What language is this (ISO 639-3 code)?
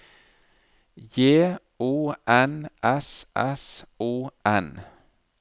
nor